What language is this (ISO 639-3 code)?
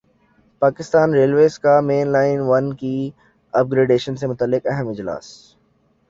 urd